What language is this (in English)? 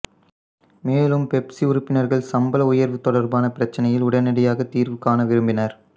Tamil